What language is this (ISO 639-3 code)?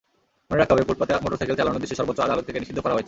ben